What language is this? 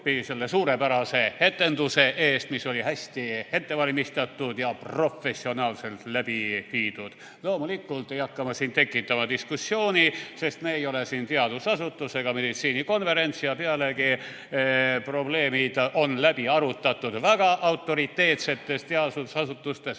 Estonian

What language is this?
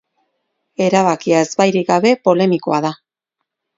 Basque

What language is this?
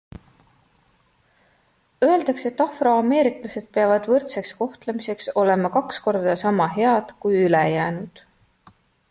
Estonian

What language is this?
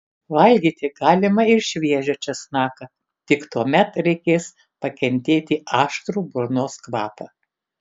Lithuanian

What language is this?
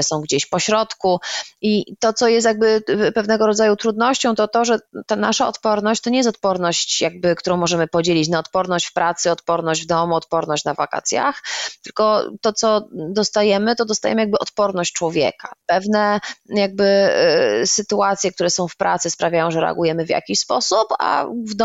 Polish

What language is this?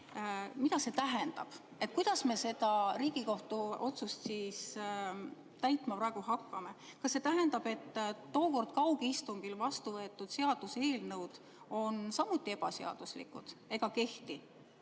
Estonian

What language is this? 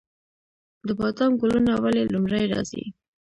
Pashto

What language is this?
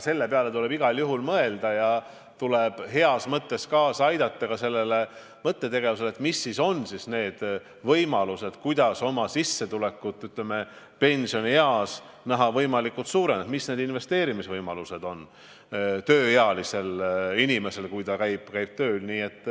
Estonian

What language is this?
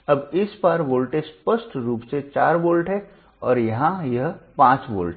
Hindi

